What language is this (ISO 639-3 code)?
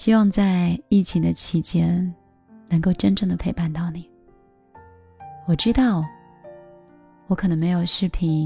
zho